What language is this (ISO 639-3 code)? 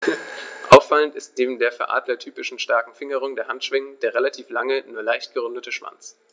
deu